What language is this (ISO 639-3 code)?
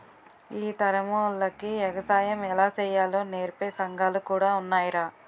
tel